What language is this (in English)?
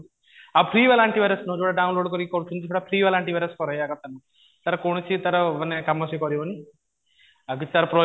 Odia